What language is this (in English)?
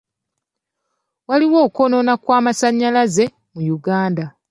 Ganda